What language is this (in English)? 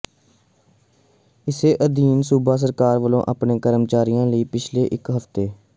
Punjabi